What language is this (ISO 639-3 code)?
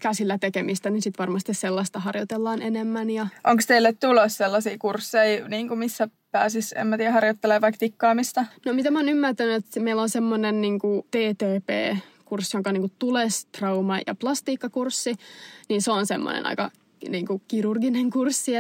fin